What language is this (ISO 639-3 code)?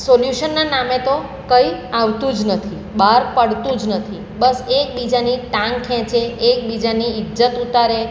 guj